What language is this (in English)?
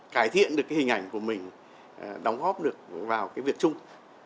Vietnamese